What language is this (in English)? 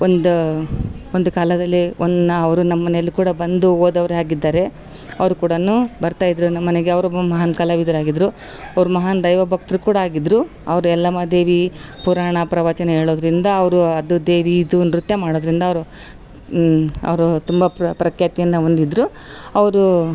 Kannada